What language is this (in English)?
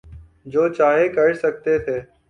Urdu